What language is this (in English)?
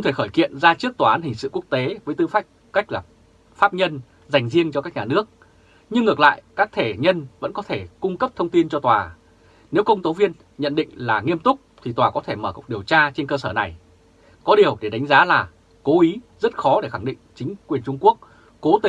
Vietnamese